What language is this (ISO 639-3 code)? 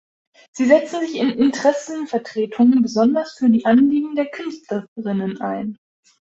deu